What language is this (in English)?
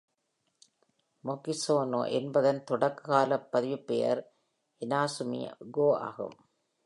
Tamil